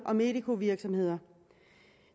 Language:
Danish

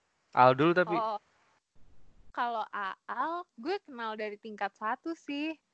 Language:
Indonesian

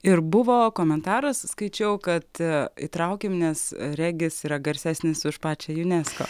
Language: Lithuanian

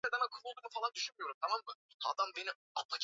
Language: Swahili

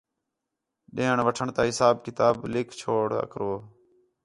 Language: Khetrani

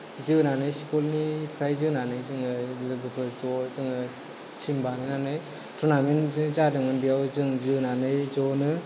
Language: Bodo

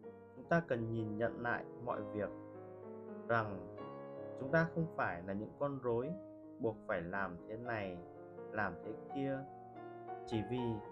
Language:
Vietnamese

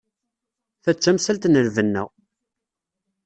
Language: Kabyle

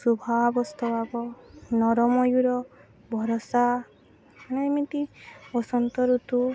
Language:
Odia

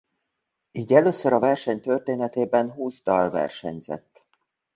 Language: Hungarian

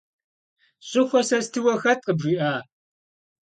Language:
Kabardian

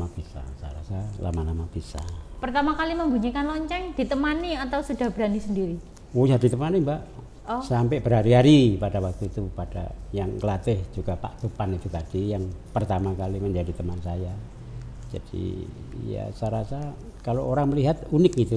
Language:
Indonesian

